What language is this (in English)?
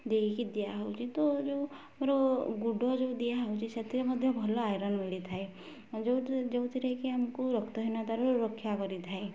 Odia